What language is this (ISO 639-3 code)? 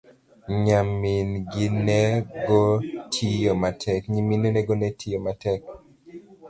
luo